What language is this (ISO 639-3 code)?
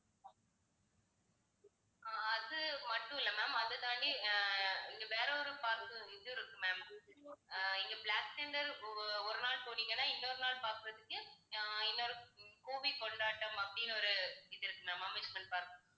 tam